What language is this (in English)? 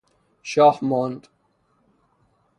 Persian